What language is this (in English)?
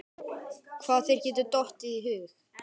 Icelandic